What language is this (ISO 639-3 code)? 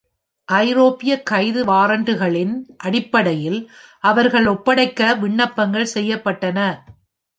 tam